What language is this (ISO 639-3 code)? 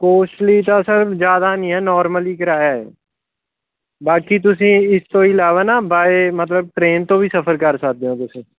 pan